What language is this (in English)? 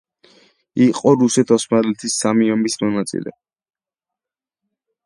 Georgian